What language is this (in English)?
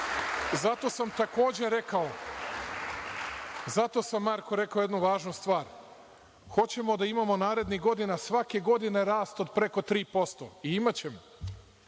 Serbian